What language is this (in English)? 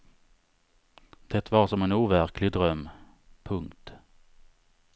Swedish